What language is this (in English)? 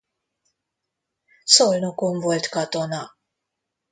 Hungarian